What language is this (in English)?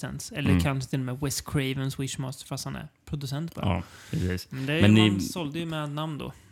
Swedish